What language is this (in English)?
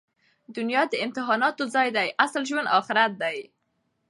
Pashto